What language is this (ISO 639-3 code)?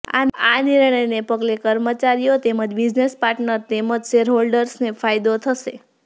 guj